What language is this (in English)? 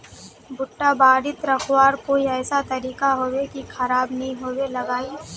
Magahi